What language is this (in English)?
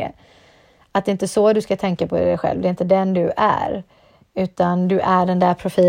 Swedish